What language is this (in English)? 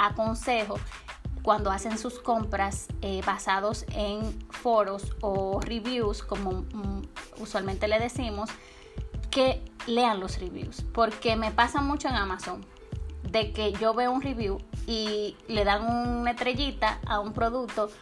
Spanish